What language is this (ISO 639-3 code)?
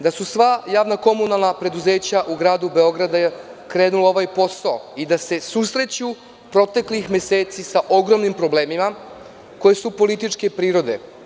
srp